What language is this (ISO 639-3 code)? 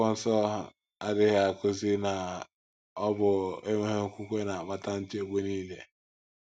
ibo